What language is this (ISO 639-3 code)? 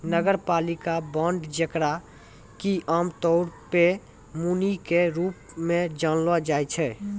mai